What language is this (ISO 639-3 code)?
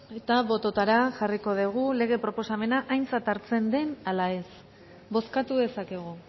eus